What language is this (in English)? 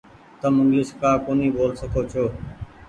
Goaria